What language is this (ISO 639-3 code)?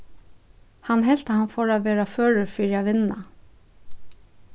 fao